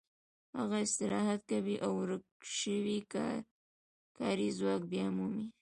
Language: Pashto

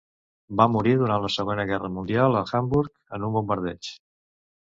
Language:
Catalan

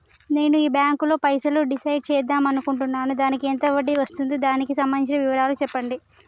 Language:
Telugu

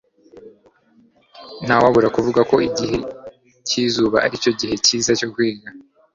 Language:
Kinyarwanda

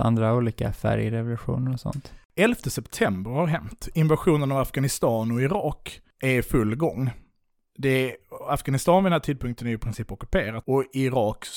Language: Swedish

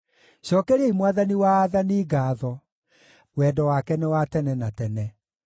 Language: Kikuyu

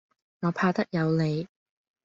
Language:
Cantonese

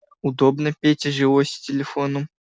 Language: Russian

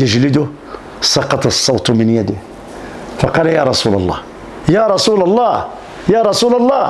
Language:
Arabic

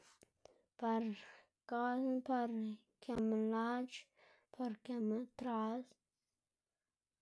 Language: Xanaguía Zapotec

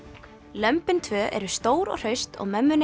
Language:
Icelandic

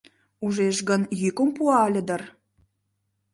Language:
Mari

